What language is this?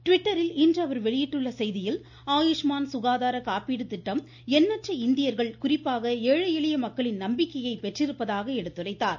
Tamil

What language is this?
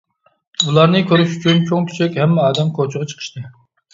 Uyghur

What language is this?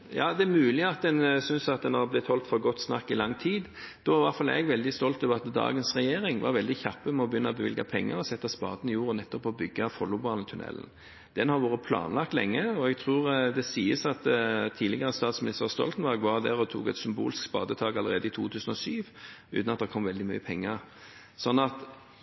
Norwegian Bokmål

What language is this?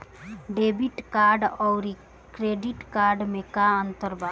Bhojpuri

